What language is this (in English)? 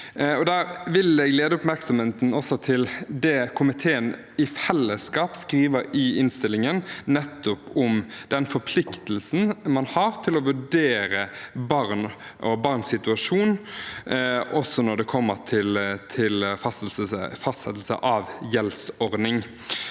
Norwegian